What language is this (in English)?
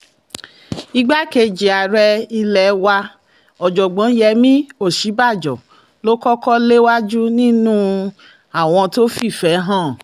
Yoruba